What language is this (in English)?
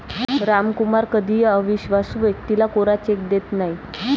Marathi